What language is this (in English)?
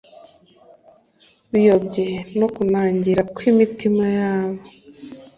Kinyarwanda